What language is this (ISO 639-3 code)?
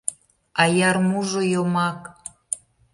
chm